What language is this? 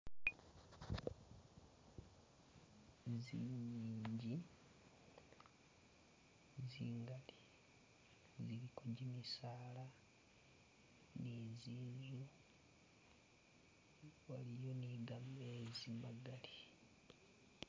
Masaaba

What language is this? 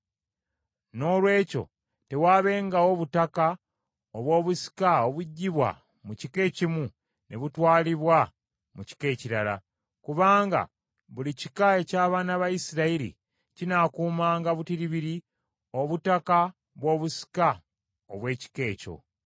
Ganda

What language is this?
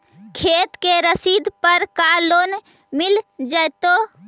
Magahi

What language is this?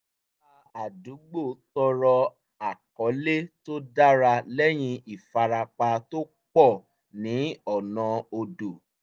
Yoruba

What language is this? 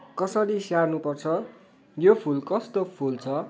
Nepali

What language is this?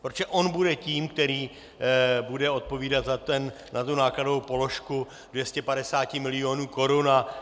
Czech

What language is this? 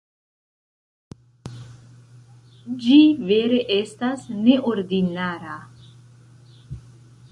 Esperanto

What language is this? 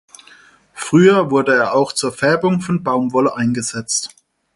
German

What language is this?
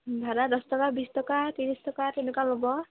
Assamese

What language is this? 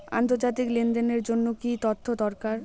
Bangla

